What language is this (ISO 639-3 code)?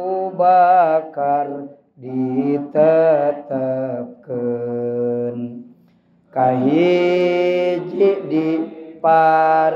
ind